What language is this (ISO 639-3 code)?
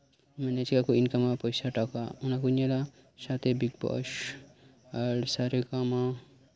sat